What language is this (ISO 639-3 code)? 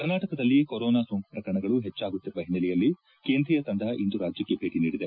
kan